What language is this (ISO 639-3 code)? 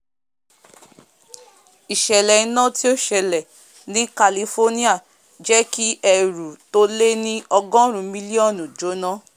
yor